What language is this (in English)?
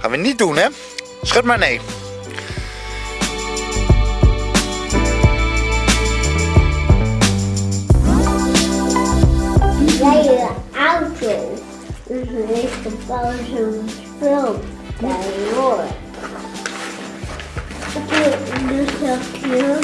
Dutch